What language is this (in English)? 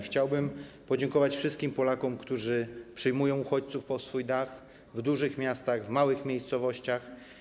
Polish